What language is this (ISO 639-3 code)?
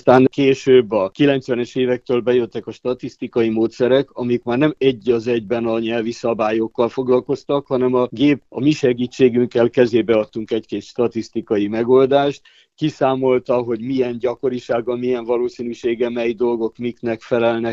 hun